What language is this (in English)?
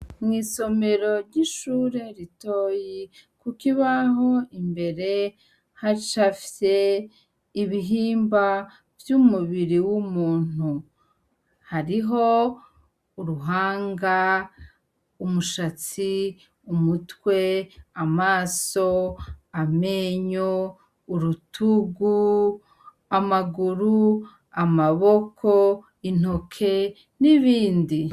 Rundi